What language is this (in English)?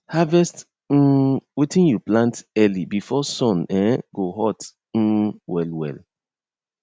Nigerian Pidgin